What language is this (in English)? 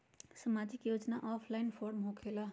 Magahi